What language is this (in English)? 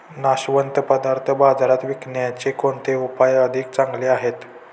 Marathi